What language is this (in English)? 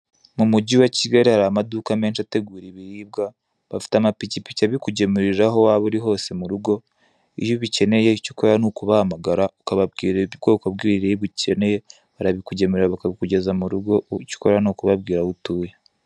Kinyarwanda